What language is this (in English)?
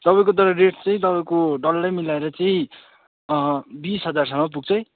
Nepali